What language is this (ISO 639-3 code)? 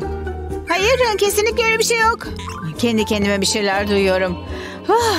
tur